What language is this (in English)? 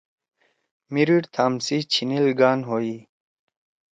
Torwali